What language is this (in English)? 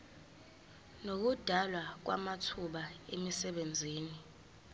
Zulu